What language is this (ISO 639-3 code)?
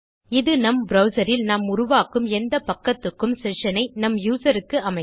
tam